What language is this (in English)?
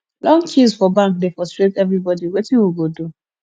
Nigerian Pidgin